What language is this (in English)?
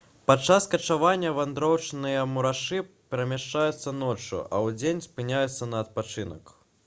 Belarusian